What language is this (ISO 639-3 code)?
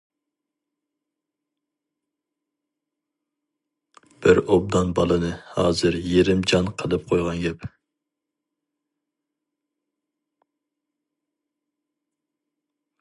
uig